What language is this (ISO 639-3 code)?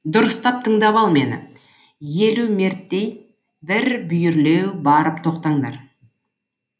kaz